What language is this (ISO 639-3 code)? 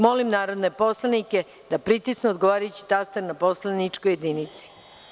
srp